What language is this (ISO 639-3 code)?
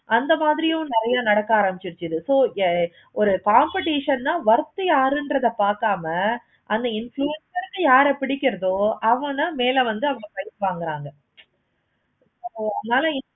tam